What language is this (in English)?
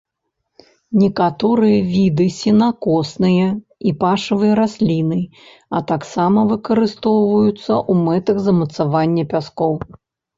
Belarusian